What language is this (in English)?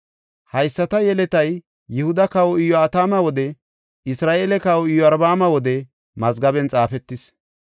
Gofa